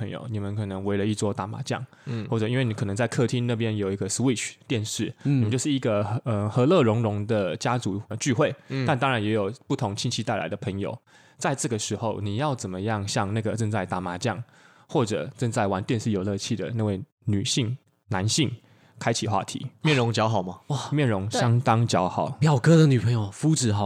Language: Chinese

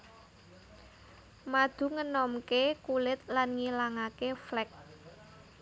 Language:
Javanese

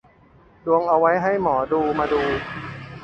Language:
Thai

